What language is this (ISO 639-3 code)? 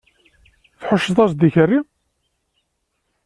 kab